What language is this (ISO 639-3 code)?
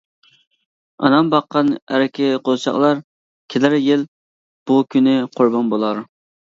uig